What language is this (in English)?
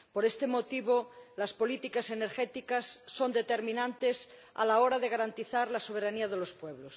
Spanish